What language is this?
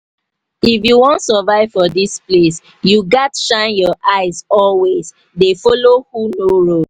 Nigerian Pidgin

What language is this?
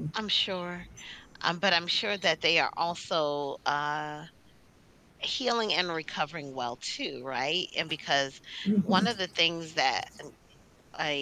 English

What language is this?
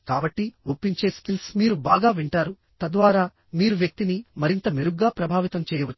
Telugu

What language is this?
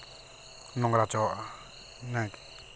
Santali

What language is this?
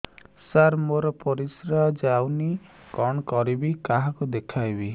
Odia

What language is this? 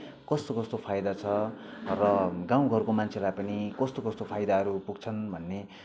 Nepali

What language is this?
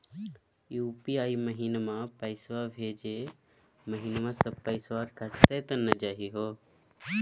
Magahi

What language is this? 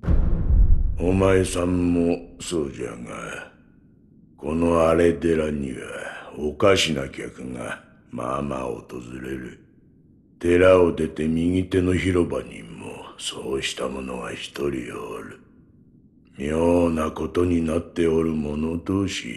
Japanese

